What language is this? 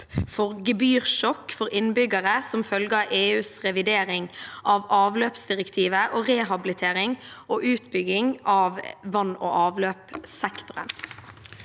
Norwegian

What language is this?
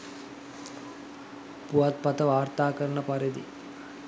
Sinhala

